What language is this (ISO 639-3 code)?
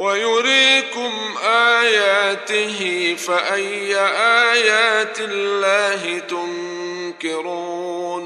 ara